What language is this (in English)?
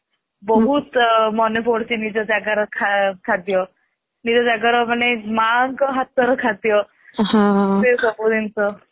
Odia